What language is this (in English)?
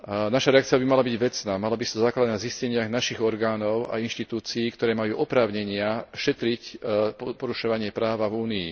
Slovak